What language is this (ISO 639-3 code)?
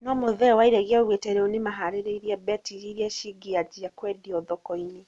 kik